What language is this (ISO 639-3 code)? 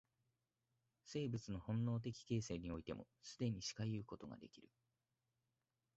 jpn